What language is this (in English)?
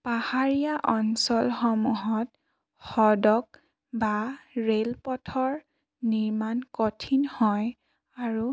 Assamese